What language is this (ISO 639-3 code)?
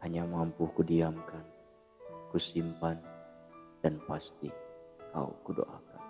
ind